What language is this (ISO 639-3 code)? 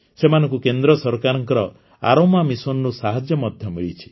ori